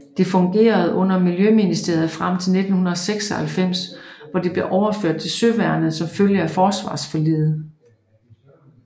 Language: Danish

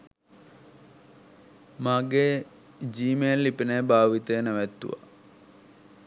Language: Sinhala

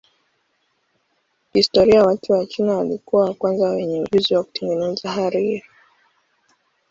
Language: Swahili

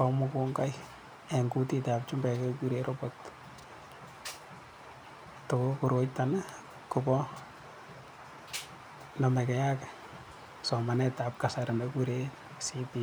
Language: Kalenjin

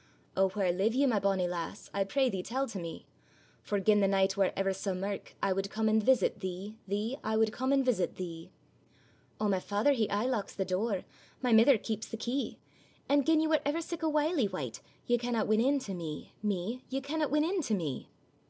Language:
English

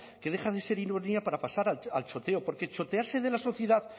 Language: Spanish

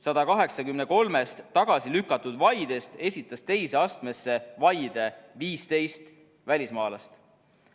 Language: Estonian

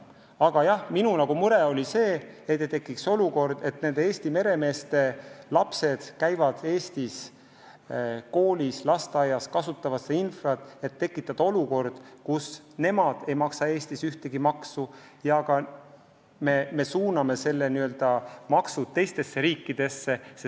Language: Estonian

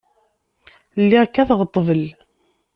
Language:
Kabyle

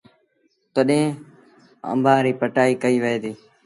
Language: Sindhi Bhil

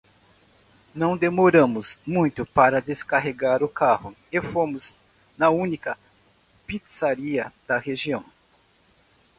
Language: Portuguese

